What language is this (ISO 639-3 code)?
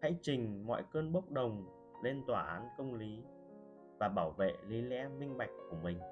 vie